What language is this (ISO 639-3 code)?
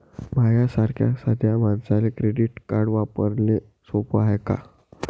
mar